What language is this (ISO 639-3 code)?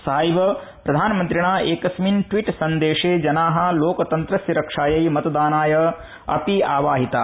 san